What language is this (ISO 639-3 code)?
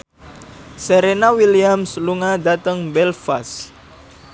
jav